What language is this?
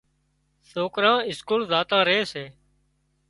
Wadiyara Koli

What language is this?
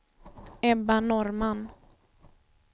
Swedish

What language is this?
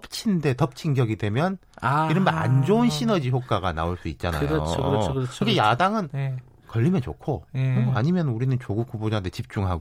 Korean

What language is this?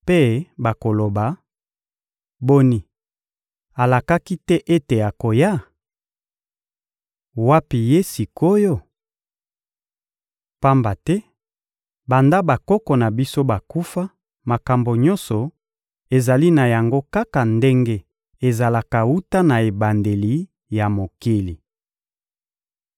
Lingala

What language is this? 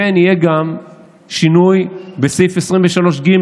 Hebrew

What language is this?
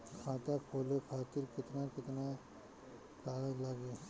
Bhojpuri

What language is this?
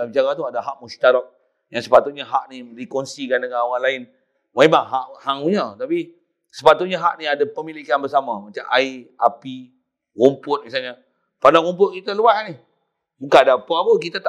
Malay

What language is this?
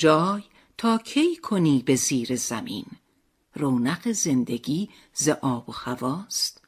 Persian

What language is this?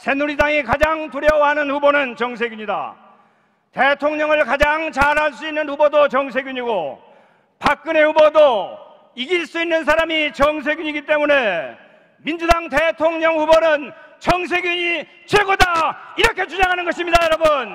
Korean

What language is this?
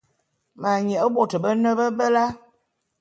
Bulu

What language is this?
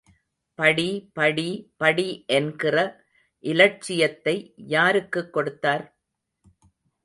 Tamil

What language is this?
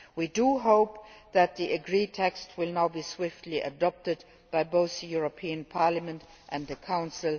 English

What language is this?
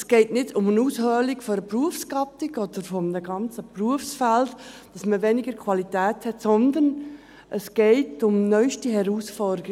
Swiss German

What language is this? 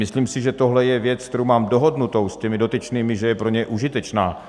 Czech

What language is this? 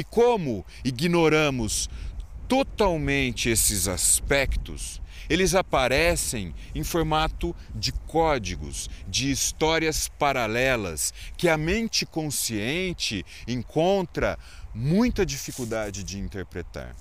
Portuguese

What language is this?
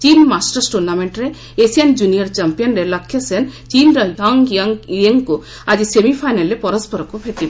Odia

